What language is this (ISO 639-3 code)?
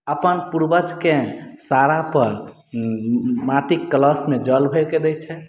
mai